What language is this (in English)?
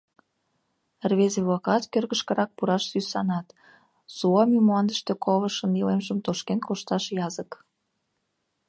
Mari